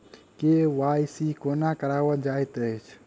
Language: Maithili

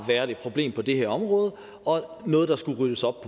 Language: Danish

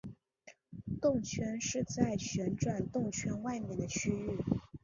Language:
Chinese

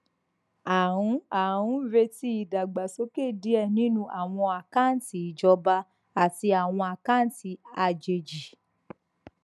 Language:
Yoruba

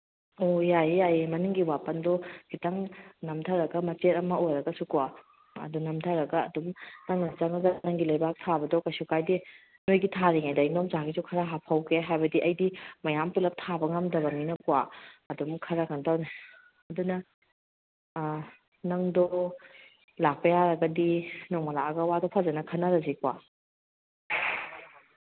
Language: Manipuri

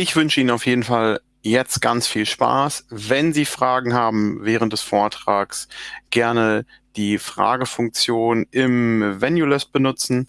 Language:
German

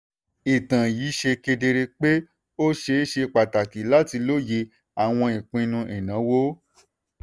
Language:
Yoruba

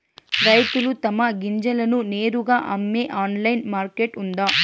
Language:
Telugu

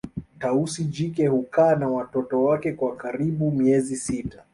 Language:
Swahili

